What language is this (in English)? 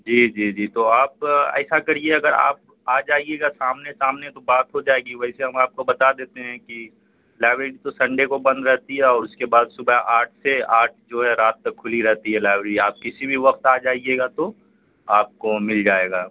Urdu